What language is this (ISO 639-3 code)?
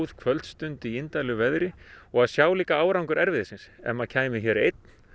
isl